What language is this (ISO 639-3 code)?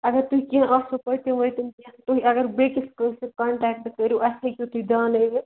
kas